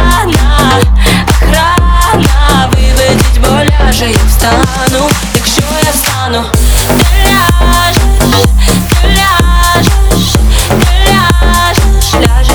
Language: Ukrainian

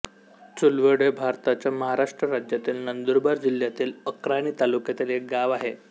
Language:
Marathi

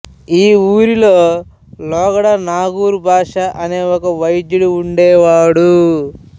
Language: Telugu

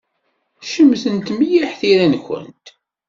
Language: Kabyle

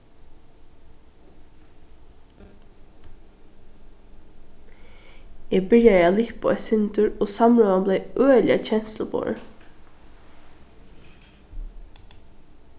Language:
Faroese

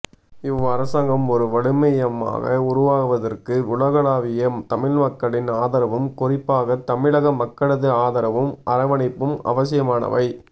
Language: Tamil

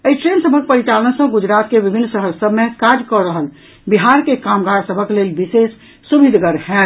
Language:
Maithili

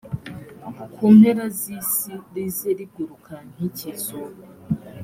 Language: Kinyarwanda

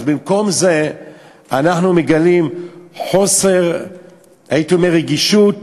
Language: Hebrew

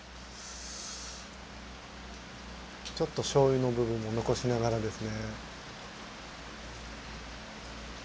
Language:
Japanese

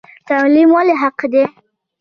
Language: Pashto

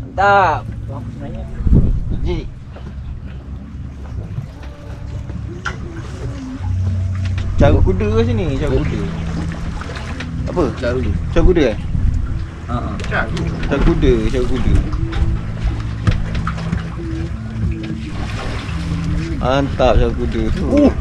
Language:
Malay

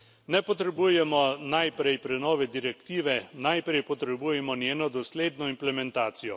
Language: Slovenian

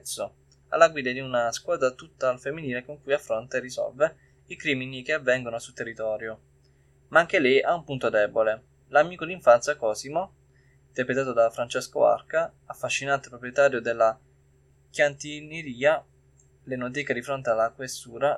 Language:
Italian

